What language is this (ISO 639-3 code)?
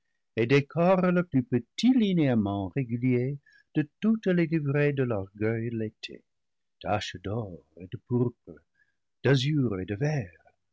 fra